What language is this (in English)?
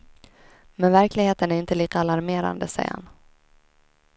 Swedish